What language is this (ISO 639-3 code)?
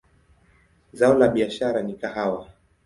swa